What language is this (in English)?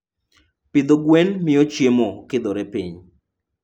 Luo (Kenya and Tanzania)